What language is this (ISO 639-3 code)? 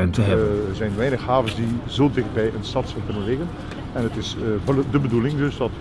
nld